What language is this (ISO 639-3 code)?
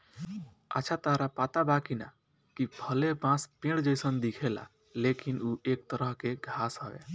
bho